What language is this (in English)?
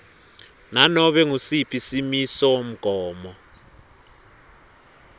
Swati